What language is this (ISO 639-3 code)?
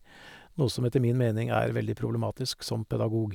nor